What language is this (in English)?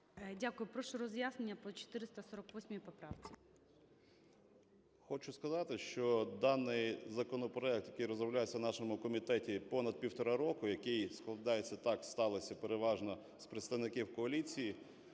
Ukrainian